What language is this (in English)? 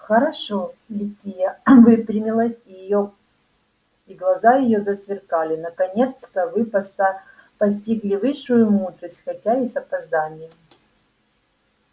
Russian